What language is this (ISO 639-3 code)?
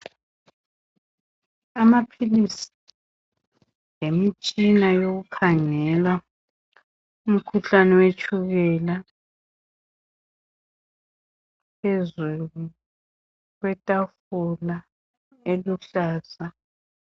nde